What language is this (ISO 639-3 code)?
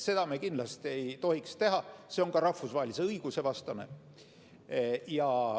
est